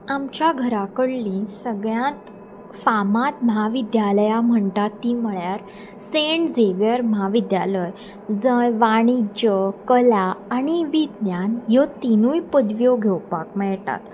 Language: Konkani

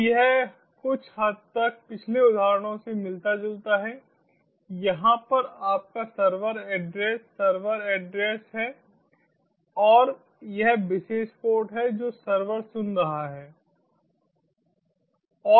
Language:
Hindi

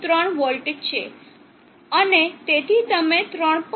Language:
Gujarati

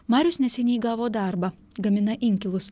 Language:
Lithuanian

